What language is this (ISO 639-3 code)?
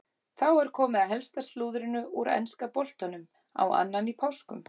isl